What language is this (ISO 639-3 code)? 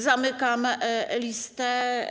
pol